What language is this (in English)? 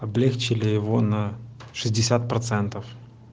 Russian